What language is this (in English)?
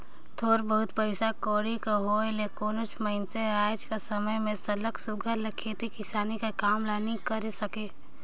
Chhattisgarhi